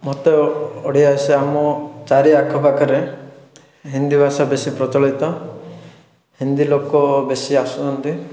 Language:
Odia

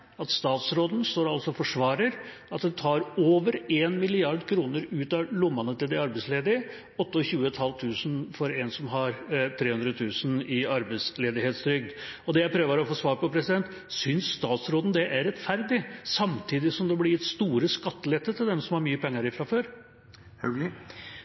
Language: Norwegian Bokmål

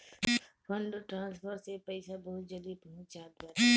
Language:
Bhojpuri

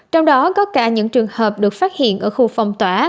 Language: Vietnamese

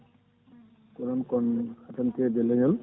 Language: Fula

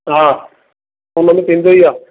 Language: Sindhi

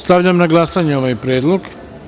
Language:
Serbian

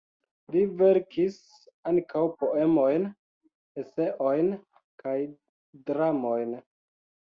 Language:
Esperanto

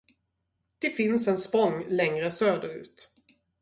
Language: Swedish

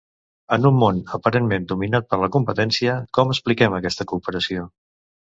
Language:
Catalan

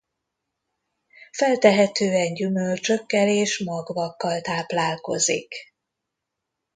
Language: Hungarian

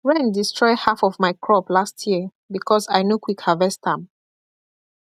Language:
Nigerian Pidgin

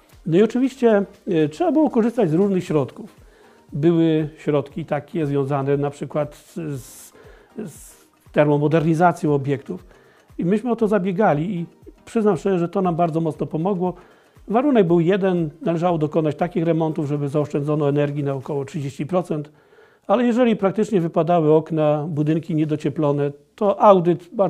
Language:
Polish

